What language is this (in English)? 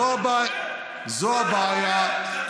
Hebrew